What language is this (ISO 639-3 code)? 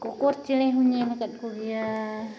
sat